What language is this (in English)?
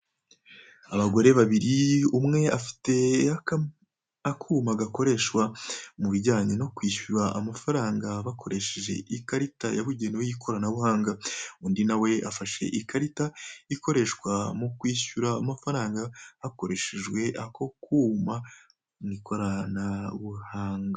Kinyarwanda